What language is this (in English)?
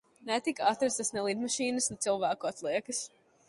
Latvian